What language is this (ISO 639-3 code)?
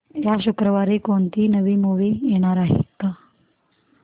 mar